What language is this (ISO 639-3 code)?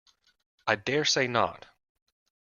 eng